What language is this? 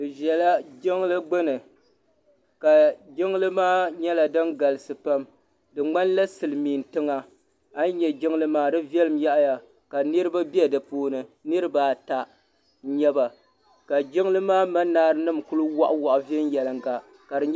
Dagbani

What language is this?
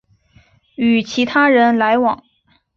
Chinese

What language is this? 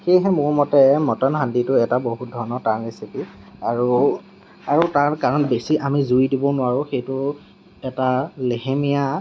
Assamese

